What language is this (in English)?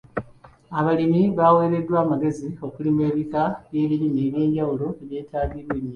Ganda